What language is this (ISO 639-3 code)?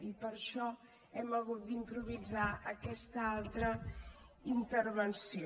cat